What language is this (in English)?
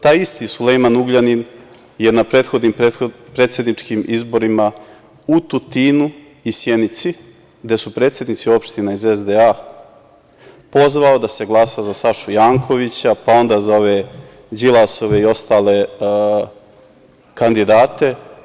Serbian